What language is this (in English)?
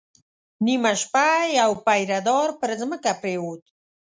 Pashto